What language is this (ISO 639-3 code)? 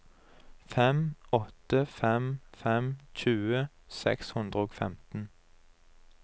nor